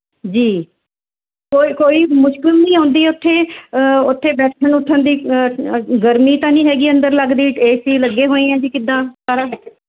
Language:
Punjabi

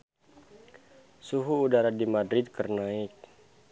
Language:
Sundanese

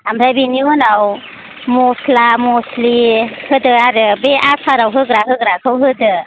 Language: Bodo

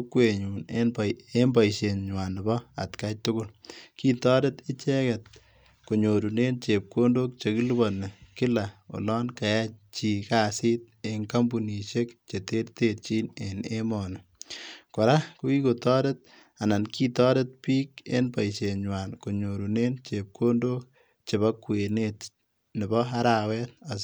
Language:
Kalenjin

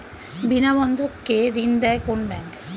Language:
Bangla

